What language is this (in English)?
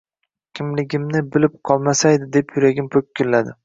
Uzbek